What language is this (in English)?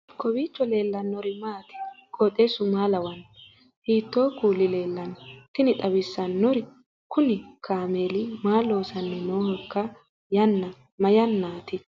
Sidamo